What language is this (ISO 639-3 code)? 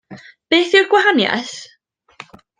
cym